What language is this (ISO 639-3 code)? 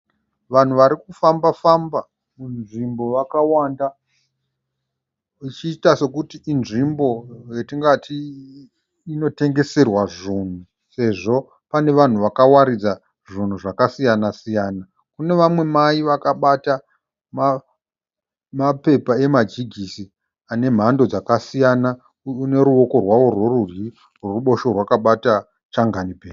sna